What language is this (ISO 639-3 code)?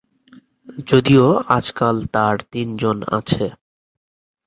ben